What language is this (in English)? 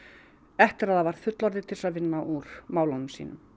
Icelandic